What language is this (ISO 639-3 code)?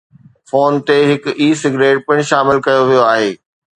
snd